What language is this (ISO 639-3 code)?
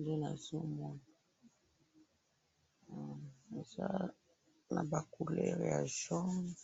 lin